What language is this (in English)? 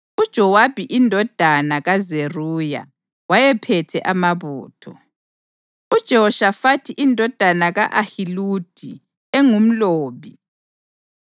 North Ndebele